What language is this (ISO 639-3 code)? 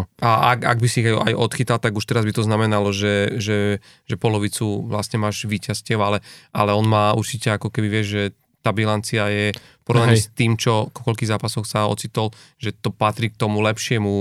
slk